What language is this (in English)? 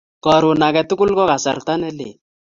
Kalenjin